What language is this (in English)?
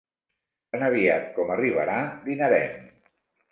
Catalan